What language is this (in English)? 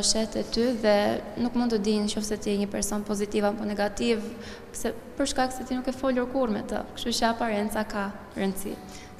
Romanian